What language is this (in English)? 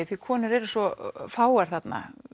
Icelandic